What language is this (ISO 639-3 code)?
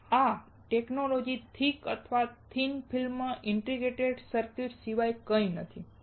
guj